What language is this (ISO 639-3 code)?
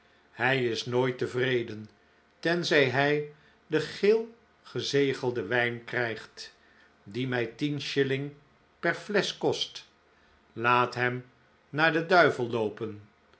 nld